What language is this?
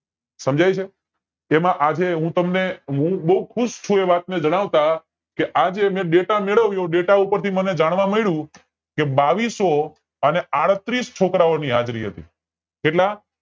Gujarati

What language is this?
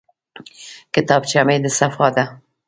Pashto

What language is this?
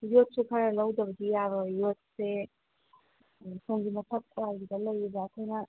Manipuri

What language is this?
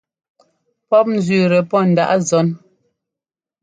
Ngomba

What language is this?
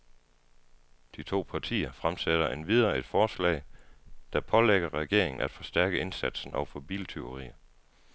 Danish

